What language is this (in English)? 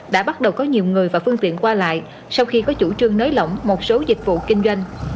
Vietnamese